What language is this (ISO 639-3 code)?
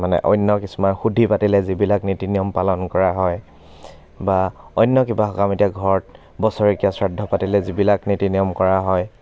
asm